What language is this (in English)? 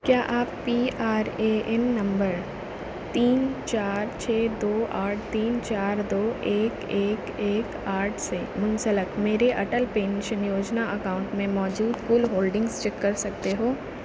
Urdu